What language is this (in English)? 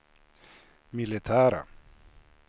Swedish